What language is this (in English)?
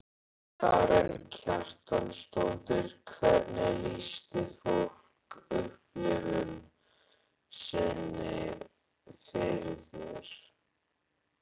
Icelandic